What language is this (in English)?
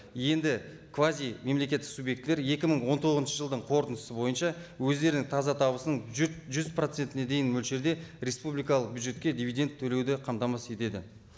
Kazakh